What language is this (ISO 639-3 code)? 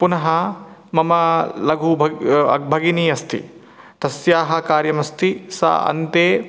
san